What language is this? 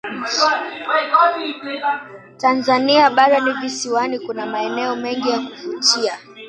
Swahili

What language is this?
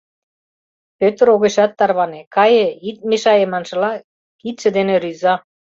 Mari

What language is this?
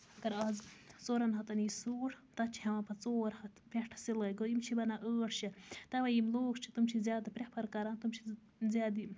Kashmiri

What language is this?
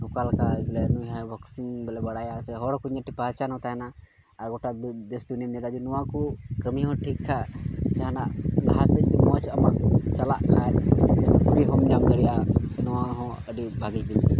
Santali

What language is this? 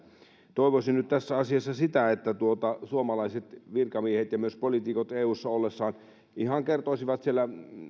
Finnish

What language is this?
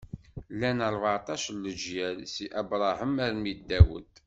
Kabyle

